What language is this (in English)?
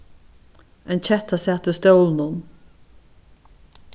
Faroese